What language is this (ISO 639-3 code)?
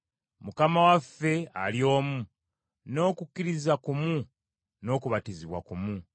lug